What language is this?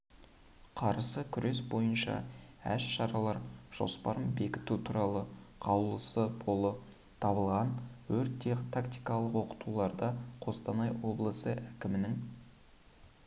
Kazakh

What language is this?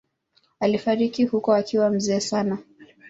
Swahili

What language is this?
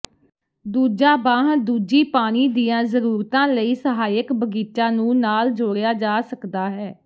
Punjabi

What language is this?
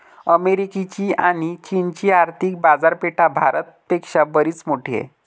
Marathi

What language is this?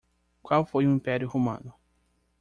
Portuguese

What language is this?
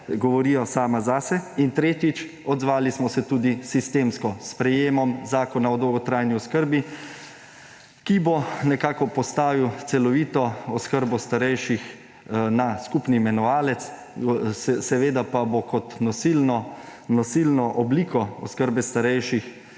Slovenian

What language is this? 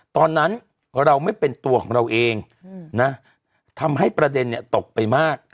Thai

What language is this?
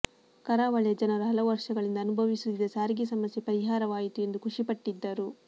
Kannada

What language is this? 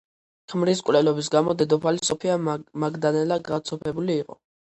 Georgian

